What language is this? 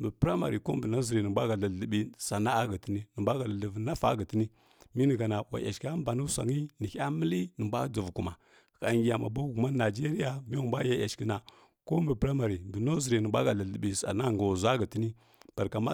Kirya-Konzəl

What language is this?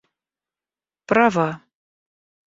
Russian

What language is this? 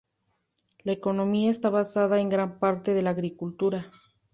Spanish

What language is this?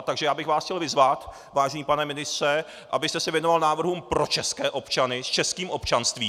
Czech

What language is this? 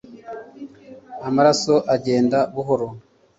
Kinyarwanda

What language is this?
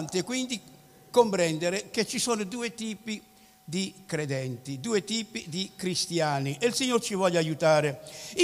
Italian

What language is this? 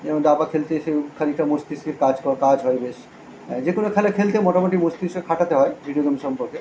Bangla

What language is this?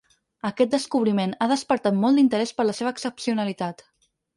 Catalan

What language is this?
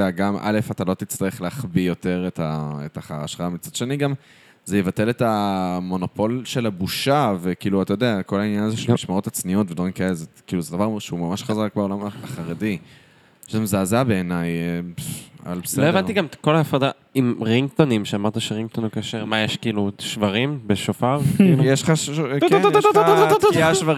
Hebrew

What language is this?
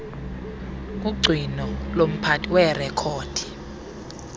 Xhosa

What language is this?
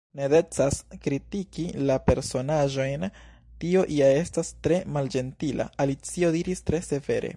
Esperanto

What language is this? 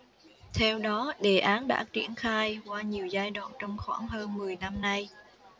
Vietnamese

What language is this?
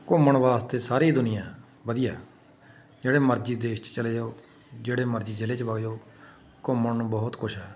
Punjabi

